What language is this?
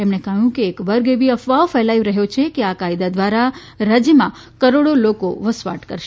Gujarati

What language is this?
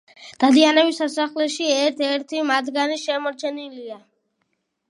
Georgian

